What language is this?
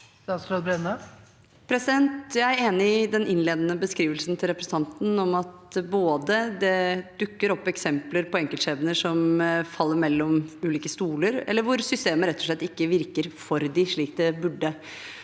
Norwegian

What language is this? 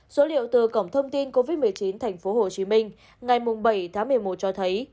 Vietnamese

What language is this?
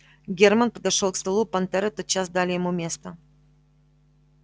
Russian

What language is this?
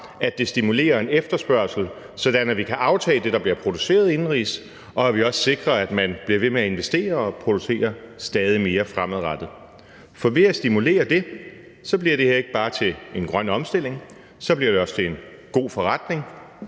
Danish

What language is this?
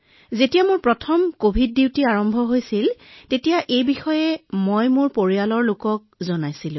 Assamese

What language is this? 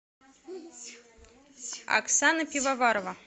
Russian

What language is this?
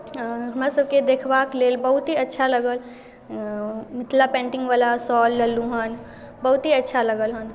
Maithili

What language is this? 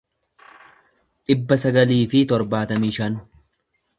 Oromo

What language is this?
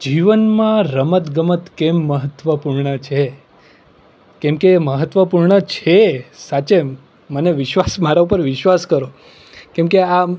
Gujarati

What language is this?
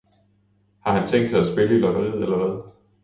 Danish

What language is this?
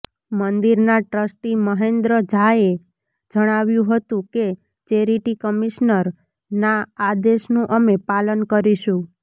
Gujarati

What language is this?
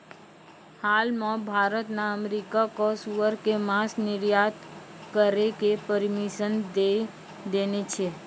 Maithili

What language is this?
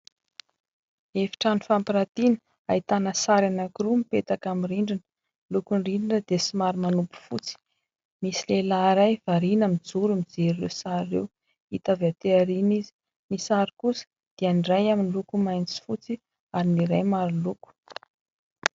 Malagasy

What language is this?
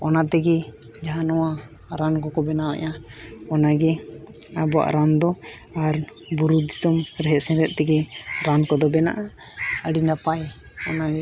Santali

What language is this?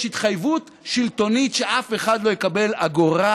Hebrew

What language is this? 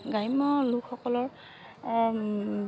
Assamese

